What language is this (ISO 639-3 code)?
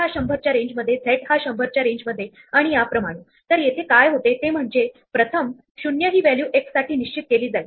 mar